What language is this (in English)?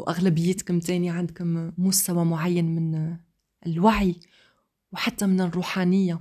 Arabic